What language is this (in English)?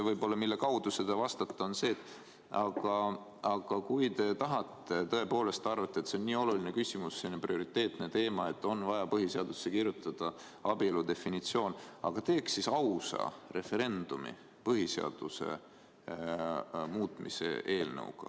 Estonian